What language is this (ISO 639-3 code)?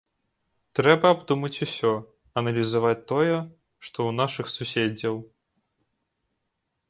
bel